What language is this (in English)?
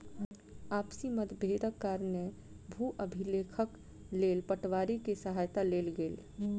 Maithili